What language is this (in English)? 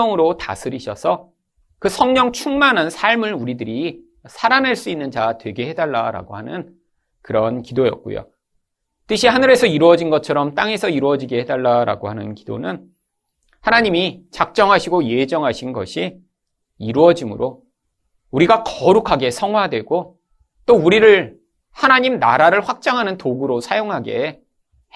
Korean